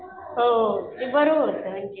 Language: Marathi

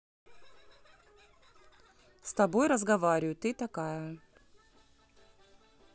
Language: Russian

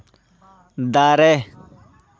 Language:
Santali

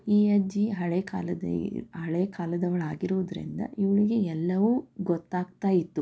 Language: Kannada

